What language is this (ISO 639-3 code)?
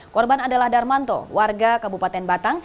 ind